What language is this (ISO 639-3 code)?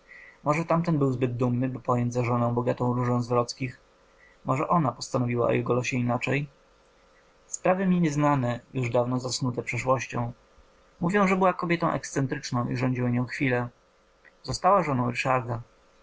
pol